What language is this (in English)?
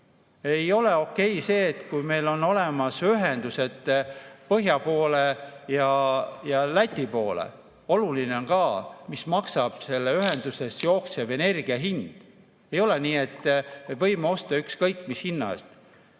Estonian